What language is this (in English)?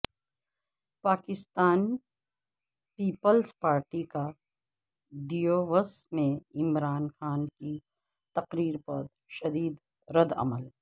Urdu